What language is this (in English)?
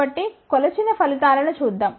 Telugu